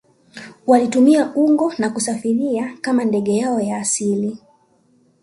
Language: Swahili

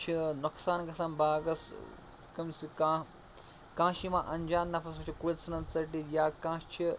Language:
Kashmiri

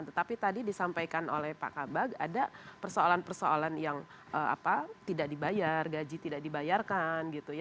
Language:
Indonesian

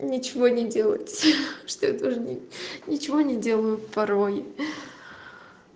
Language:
Russian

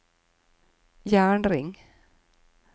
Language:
Norwegian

